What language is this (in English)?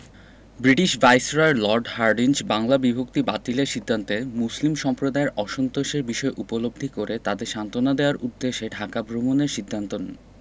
Bangla